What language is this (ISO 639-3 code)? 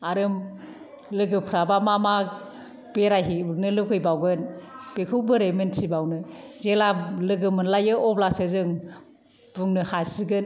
brx